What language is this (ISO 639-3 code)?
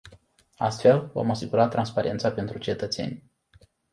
ron